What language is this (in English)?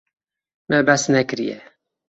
Kurdish